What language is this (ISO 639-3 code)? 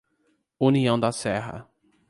por